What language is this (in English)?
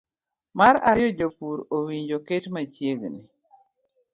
Luo (Kenya and Tanzania)